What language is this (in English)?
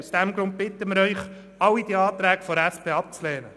Swiss German